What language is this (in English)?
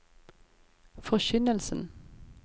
Norwegian